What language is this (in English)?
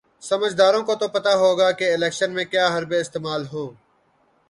Urdu